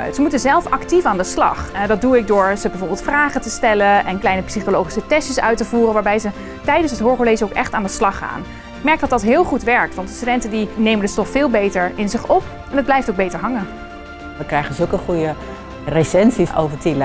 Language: Dutch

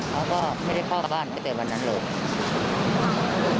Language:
Thai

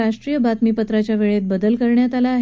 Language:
Marathi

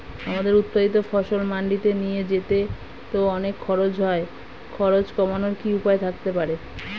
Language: Bangla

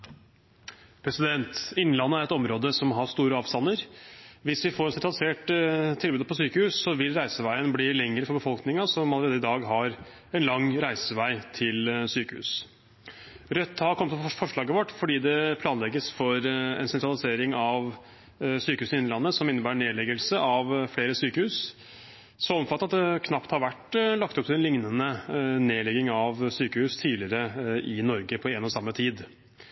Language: Norwegian Bokmål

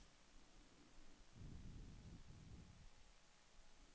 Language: Danish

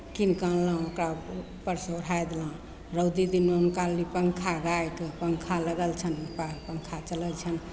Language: Maithili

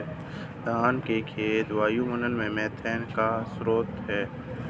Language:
Hindi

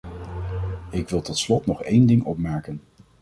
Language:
Dutch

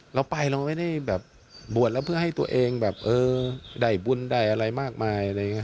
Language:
Thai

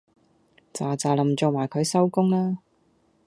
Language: Cantonese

